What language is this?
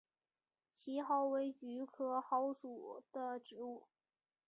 Chinese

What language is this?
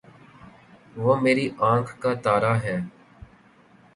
Urdu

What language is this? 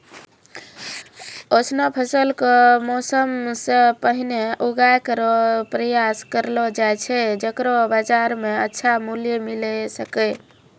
Maithili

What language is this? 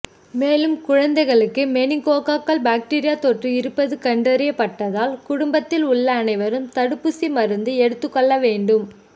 Tamil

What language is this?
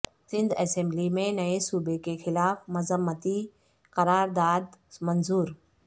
Urdu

